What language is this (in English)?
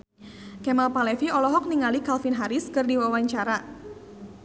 Sundanese